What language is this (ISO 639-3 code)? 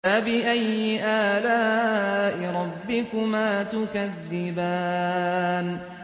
ara